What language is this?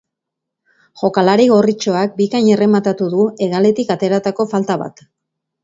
Basque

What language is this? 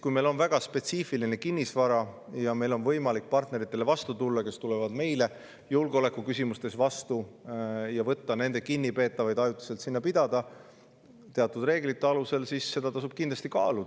Estonian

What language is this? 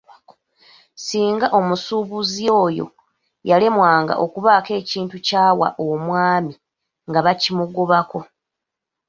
Ganda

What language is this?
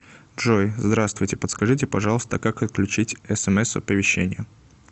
Russian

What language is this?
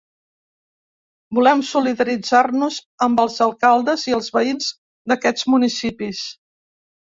Catalan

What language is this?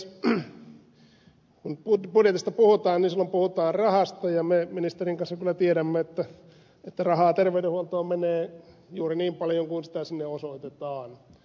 Finnish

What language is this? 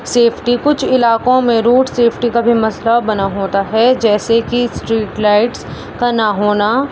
Urdu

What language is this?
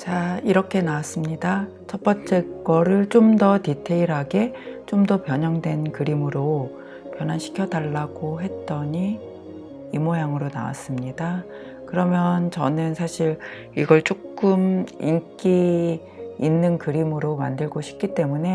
Korean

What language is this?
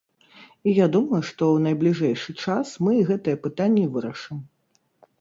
Belarusian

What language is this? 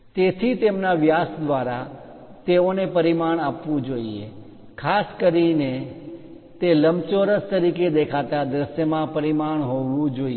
Gujarati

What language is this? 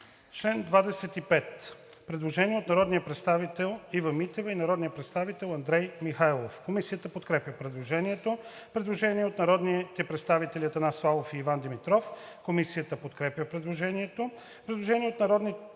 Bulgarian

